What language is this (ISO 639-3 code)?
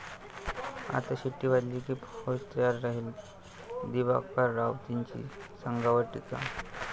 mar